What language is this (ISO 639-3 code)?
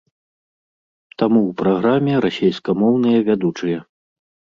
bel